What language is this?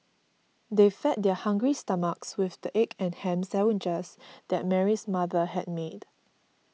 English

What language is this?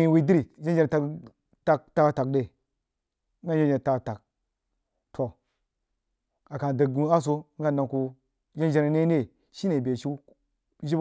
Jiba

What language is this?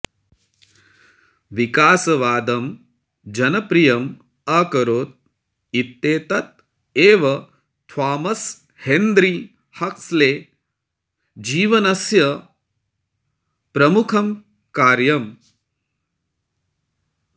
Sanskrit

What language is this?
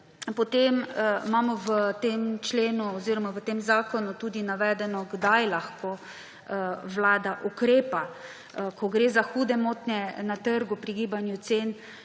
Slovenian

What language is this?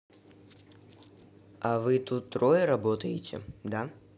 Russian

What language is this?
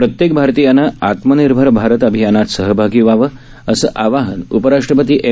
Marathi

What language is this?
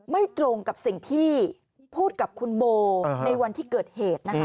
Thai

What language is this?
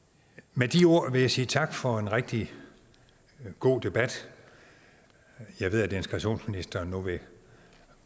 Danish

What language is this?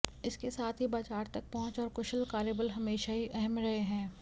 Hindi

